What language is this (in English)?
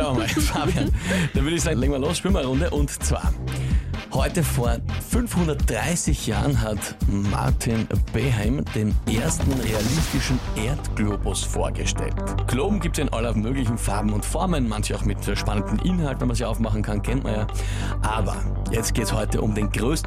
German